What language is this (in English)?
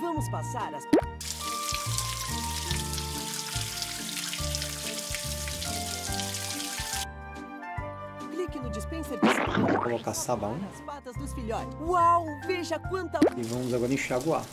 Portuguese